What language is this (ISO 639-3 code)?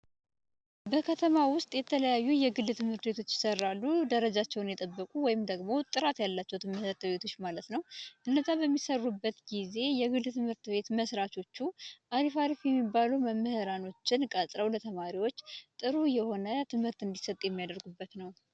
amh